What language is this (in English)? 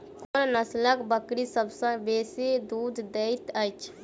Maithili